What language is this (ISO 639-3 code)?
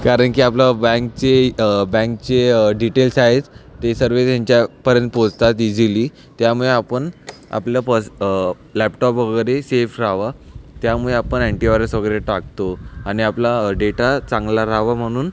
mar